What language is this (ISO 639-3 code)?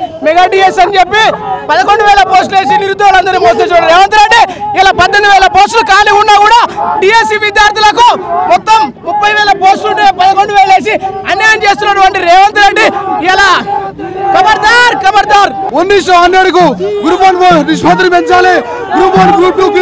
tel